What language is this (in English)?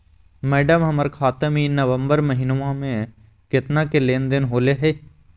Magahi